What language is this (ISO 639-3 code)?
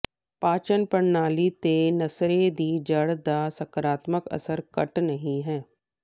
pan